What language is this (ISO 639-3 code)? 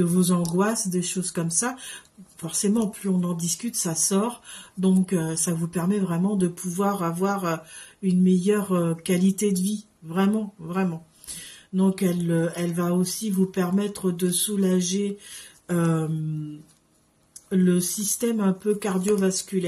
fra